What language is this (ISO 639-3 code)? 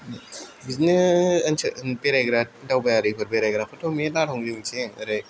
brx